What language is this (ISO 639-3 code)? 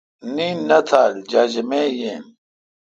xka